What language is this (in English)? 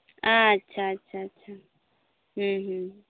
Santali